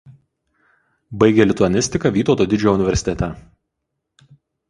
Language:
Lithuanian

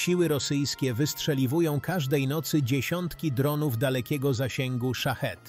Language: Polish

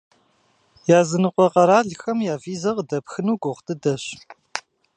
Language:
Kabardian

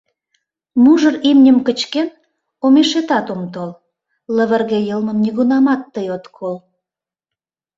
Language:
Mari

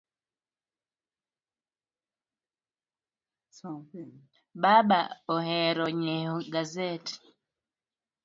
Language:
Luo (Kenya and Tanzania)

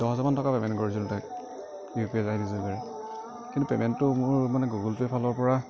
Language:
Assamese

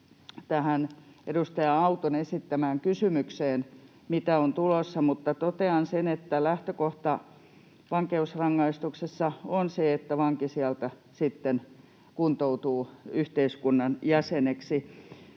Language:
Finnish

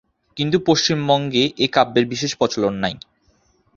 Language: Bangla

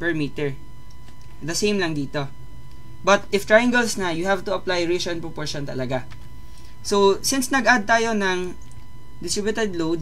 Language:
Filipino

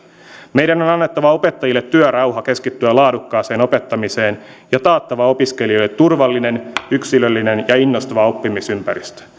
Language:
Finnish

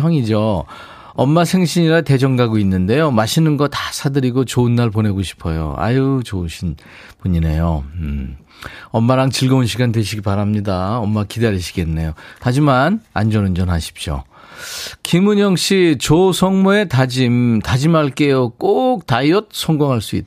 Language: Korean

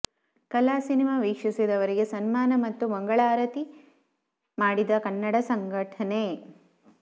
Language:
Kannada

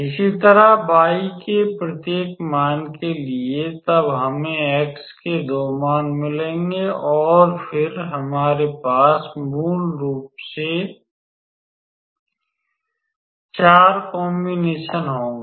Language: Hindi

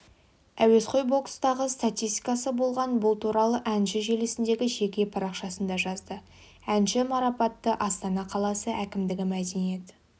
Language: Kazakh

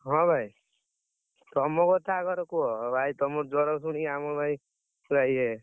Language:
Odia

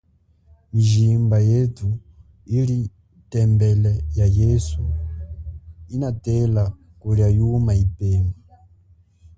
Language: Chokwe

